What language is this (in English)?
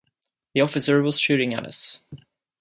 English